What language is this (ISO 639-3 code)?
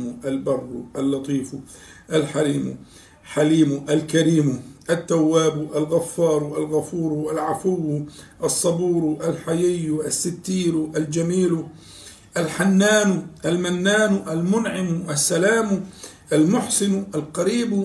ara